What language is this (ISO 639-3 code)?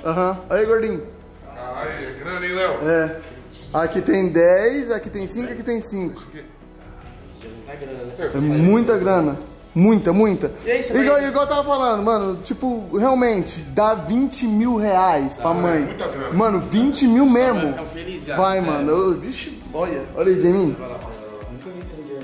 por